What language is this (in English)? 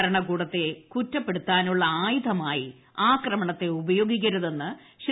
Malayalam